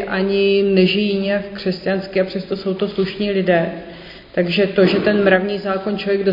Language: Czech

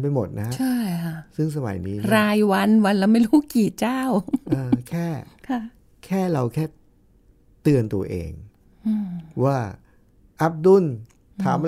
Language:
Thai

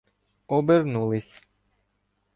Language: Ukrainian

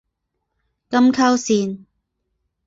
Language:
Chinese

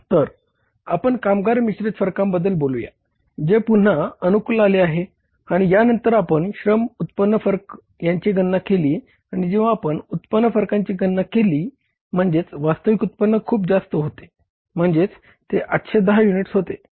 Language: Marathi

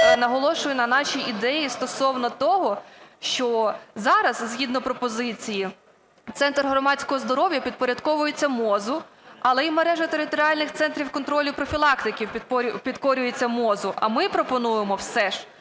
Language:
Ukrainian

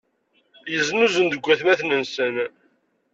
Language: Kabyle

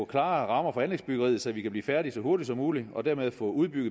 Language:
Danish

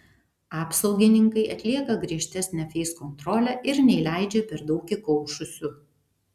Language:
Lithuanian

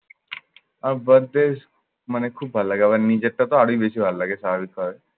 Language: Bangla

